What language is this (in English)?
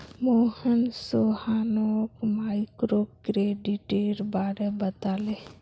Magahi